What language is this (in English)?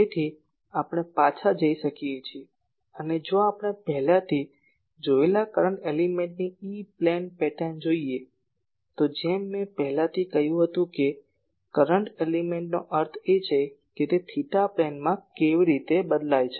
Gujarati